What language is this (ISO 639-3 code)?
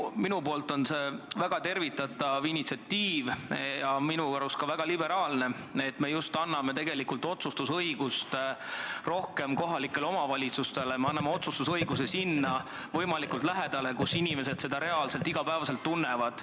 est